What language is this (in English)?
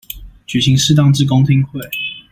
Chinese